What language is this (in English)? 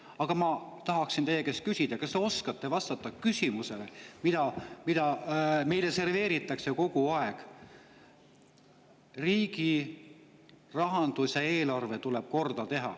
Estonian